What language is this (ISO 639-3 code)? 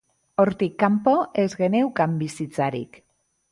eus